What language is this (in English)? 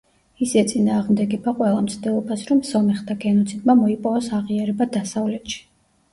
Georgian